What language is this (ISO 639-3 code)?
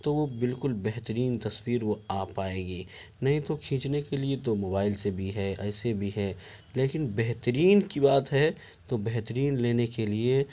urd